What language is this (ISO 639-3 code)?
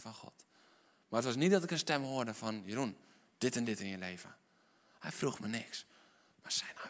nld